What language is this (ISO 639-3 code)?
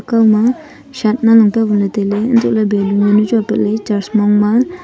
nnp